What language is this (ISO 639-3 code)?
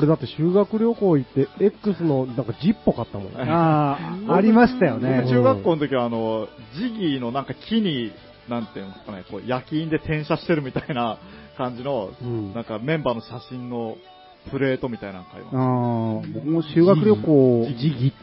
jpn